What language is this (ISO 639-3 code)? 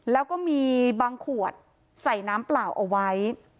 tha